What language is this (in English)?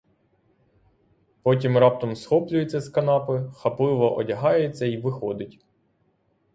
Ukrainian